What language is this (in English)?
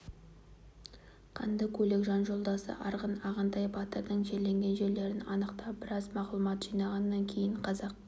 Kazakh